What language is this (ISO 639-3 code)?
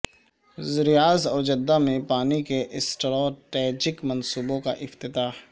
urd